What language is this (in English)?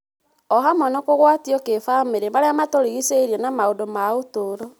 Kikuyu